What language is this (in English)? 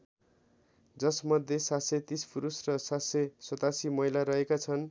Nepali